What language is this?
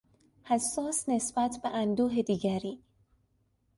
Persian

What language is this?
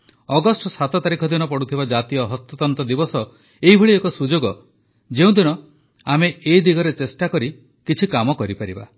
Odia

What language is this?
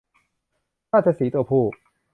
Thai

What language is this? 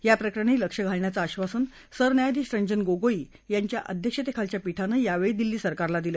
Marathi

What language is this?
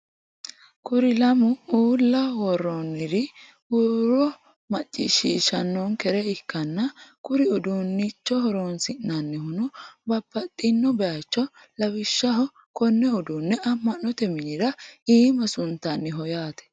Sidamo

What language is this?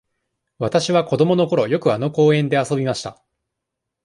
Japanese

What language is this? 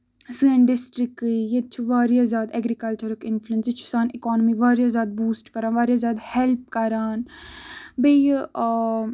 Kashmiri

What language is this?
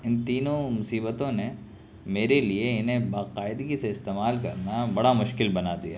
Urdu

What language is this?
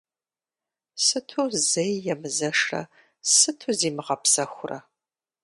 Kabardian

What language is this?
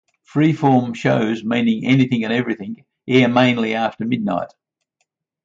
English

